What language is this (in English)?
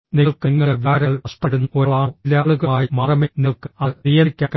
Malayalam